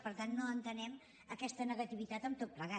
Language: Catalan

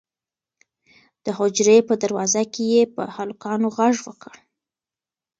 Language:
Pashto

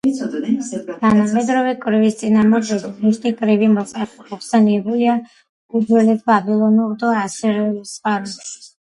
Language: Georgian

